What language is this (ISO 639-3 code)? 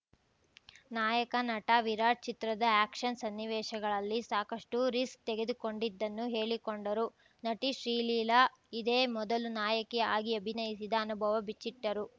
kan